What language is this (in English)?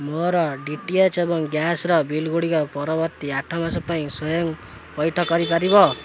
Odia